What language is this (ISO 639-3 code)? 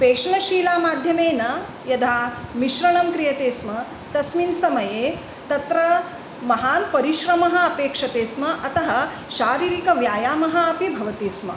san